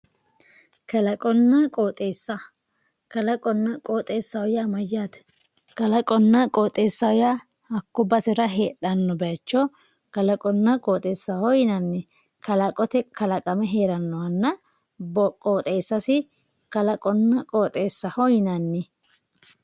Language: Sidamo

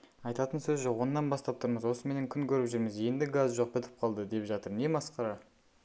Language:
Kazakh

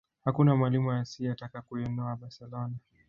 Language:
Swahili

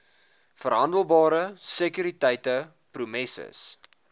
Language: Afrikaans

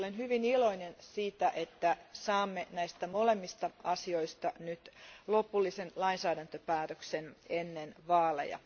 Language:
Finnish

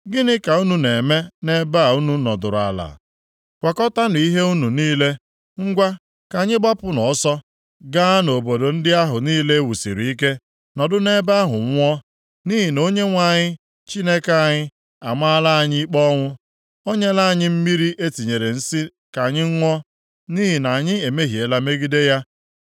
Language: Igbo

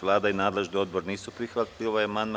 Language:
Serbian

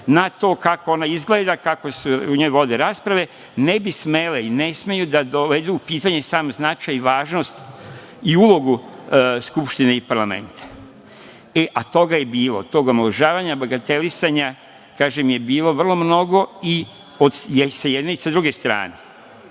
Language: Serbian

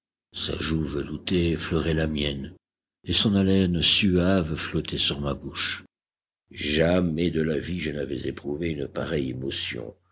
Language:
French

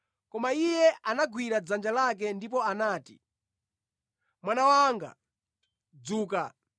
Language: Nyanja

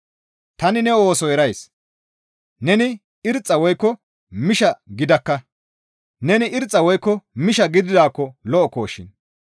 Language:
Gamo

